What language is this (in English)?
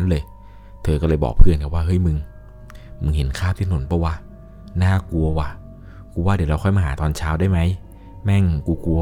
Thai